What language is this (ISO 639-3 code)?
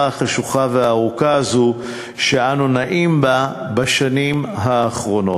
heb